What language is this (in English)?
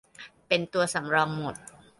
Thai